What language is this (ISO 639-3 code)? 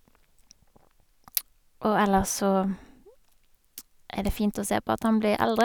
nor